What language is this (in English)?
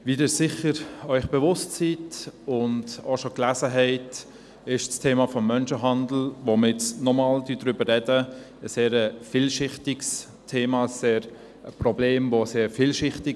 Swiss German